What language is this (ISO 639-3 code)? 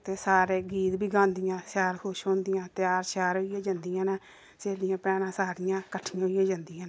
doi